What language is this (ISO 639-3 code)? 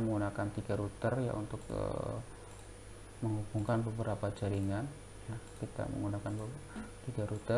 ind